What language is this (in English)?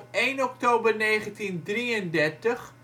Dutch